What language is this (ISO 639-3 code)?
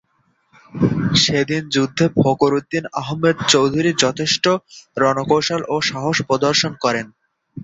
ben